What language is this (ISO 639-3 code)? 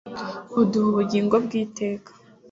kin